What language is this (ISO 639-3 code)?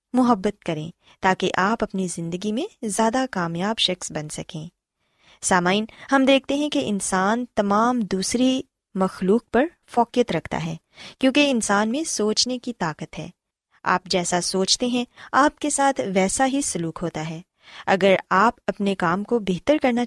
urd